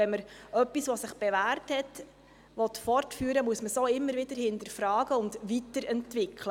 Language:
Swiss German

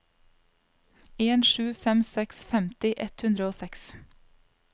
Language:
Norwegian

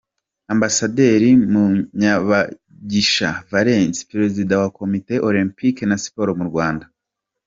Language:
Kinyarwanda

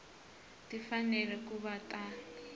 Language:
Tsonga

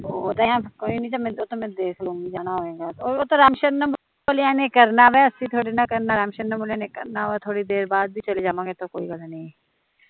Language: Punjabi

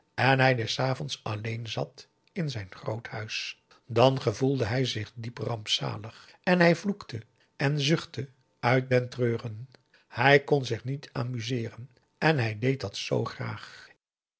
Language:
Dutch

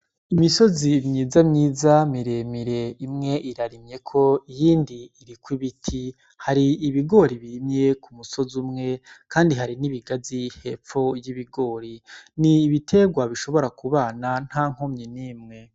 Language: Rundi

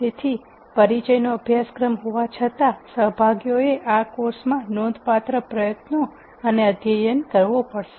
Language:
Gujarati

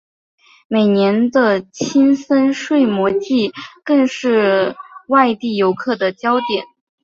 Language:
Chinese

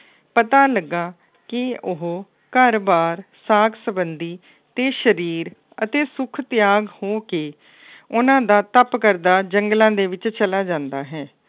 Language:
Punjabi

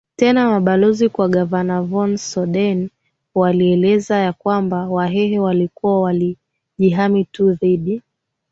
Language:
Swahili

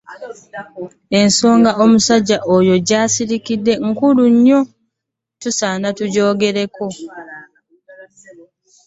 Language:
Ganda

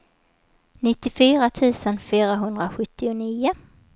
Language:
Swedish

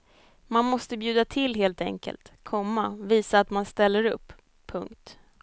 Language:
Swedish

